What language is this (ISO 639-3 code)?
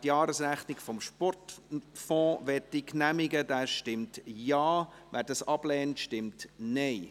gsw